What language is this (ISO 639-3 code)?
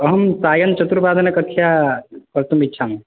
san